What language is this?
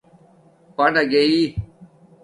Domaaki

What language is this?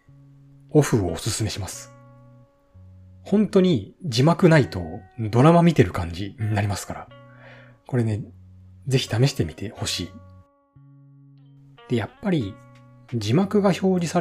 Japanese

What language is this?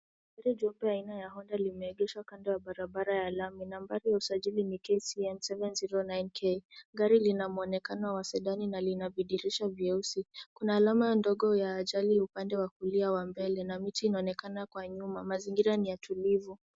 Swahili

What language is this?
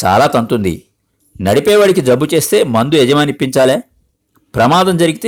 Telugu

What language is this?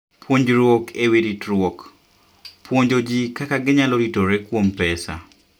Luo (Kenya and Tanzania)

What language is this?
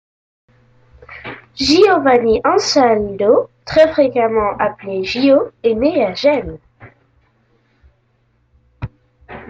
French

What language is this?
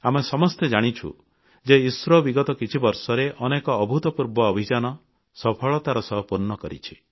Odia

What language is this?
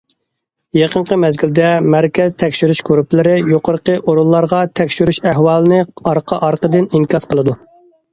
Uyghur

